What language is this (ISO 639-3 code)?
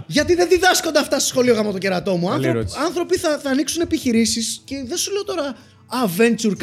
ell